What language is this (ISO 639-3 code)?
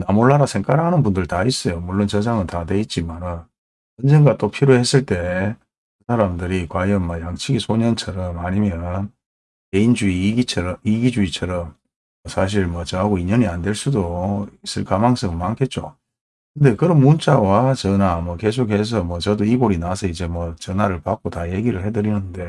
kor